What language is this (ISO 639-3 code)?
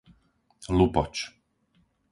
slk